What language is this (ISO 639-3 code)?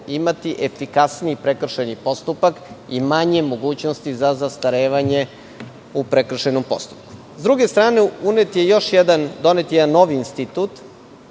srp